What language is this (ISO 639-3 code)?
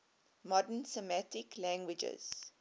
eng